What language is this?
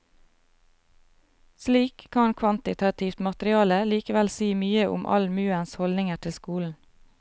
Norwegian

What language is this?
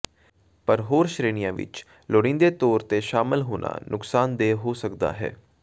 Punjabi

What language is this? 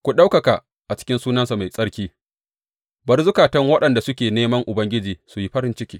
Hausa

